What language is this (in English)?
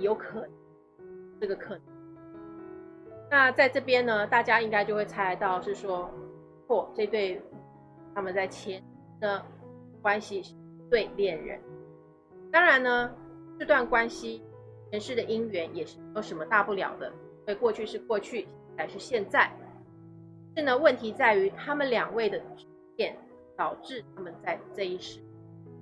Chinese